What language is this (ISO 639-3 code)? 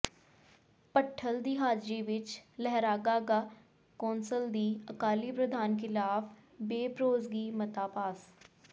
pan